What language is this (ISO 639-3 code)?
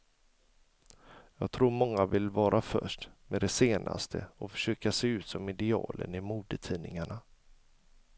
swe